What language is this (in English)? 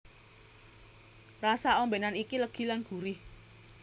Javanese